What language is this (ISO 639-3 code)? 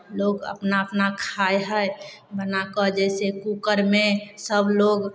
mai